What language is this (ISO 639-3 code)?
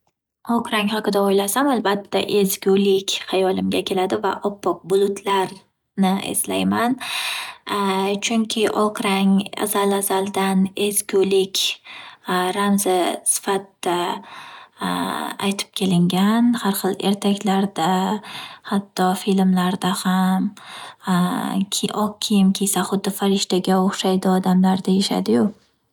uzb